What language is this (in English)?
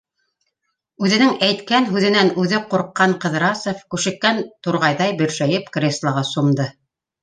Bashkir